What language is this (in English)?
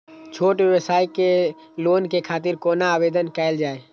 Maithili